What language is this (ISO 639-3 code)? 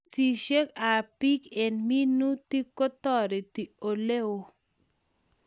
kln